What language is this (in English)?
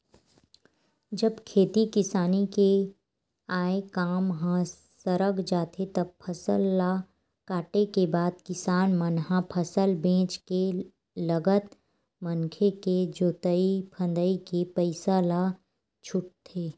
Chhattisgarhi